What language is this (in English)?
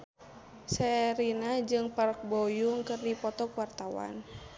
Sundanese